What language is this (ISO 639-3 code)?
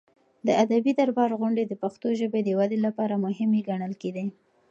pus